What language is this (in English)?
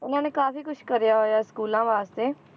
Punjabi